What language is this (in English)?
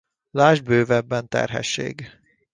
Hungarian